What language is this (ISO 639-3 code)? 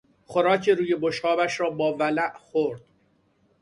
fas